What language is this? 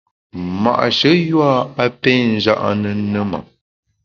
Bamun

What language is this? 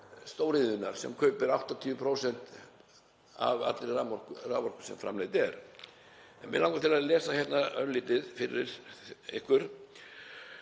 Icelandic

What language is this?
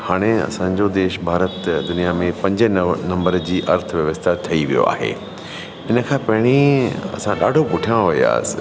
Sindhi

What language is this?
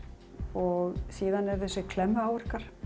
Icelandic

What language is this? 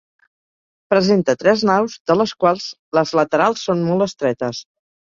Catalan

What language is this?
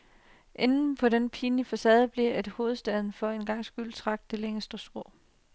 Danish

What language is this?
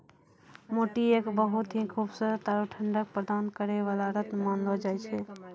Maithili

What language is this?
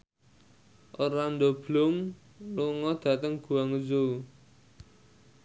Javanese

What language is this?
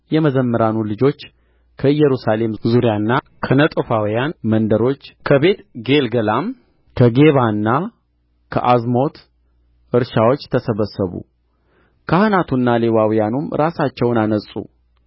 Amharic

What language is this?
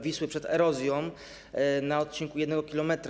Polish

